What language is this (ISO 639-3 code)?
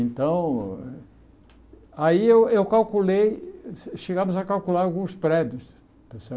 por